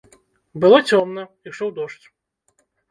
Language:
Belarusian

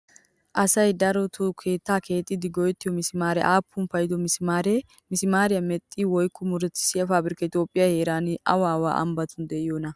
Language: Wolaytta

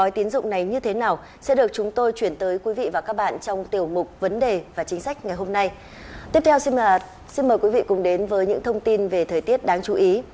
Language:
Vietnamese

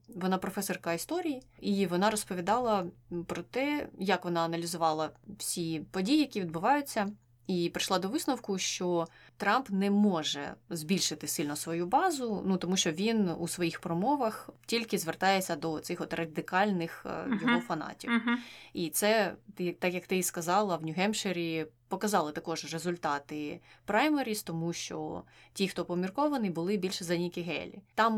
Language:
Ukrainian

